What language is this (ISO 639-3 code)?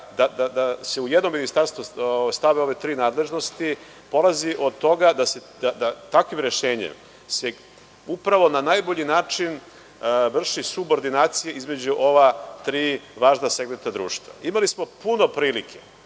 srp